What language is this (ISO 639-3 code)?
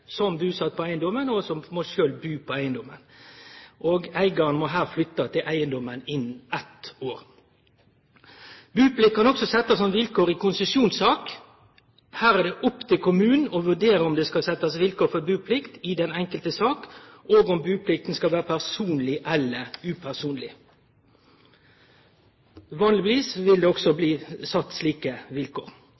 nno